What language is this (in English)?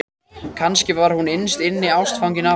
Icelandic